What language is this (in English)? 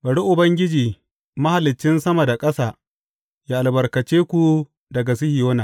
Hausa